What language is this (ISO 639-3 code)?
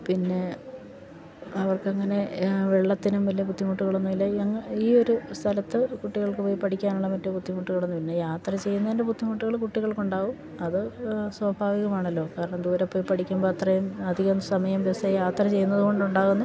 mal